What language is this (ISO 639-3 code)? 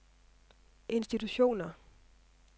dan